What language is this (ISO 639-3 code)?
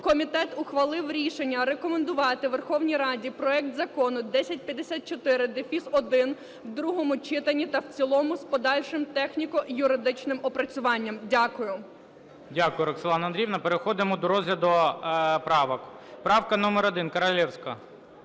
ukr